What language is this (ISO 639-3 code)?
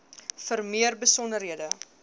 afr